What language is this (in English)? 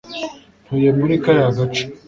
Kinyarwanda